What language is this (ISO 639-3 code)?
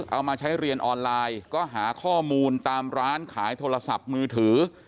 tha